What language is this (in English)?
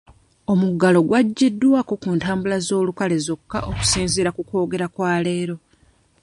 Ganda